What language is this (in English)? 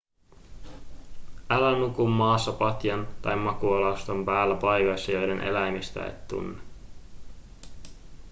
Finnish